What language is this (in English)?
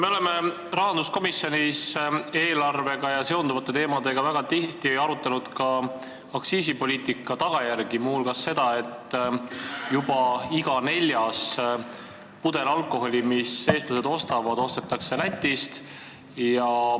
Estonian